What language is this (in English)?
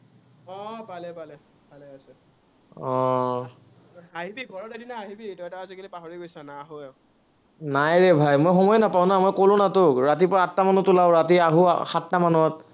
Assamese